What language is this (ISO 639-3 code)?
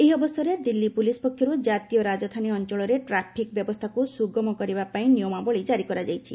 ori